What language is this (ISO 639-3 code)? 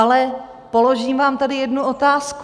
ces